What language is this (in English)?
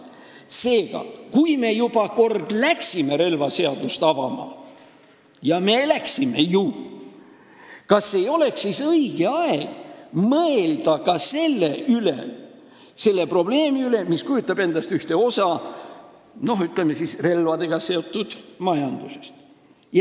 Estonian